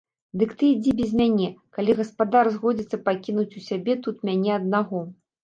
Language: Belarusian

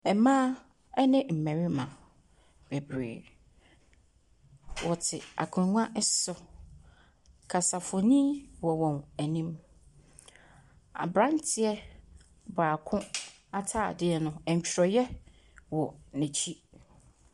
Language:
Akan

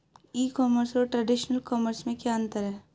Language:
Hindi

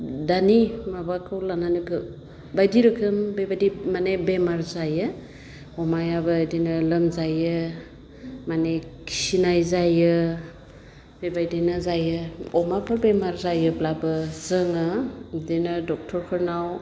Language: Bodo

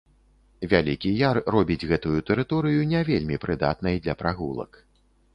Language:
Belarusian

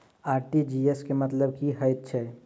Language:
Maithili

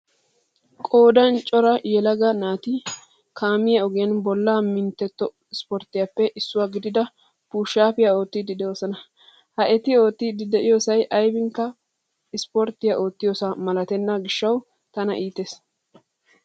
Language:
Wolaytta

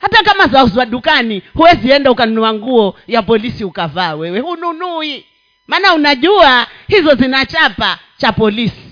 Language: Swahili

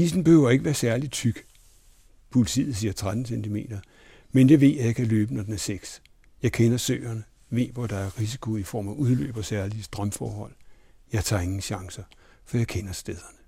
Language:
Danish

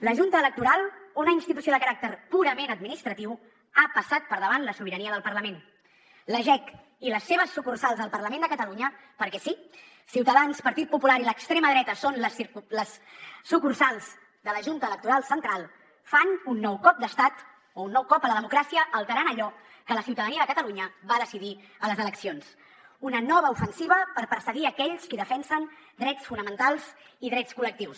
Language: Catalan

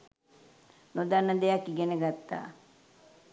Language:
Sinhala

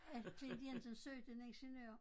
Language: Danish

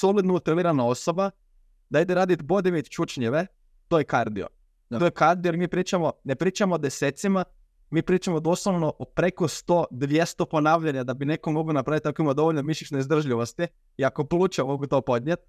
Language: Croatian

